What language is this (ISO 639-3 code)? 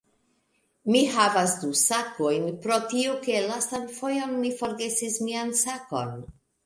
epo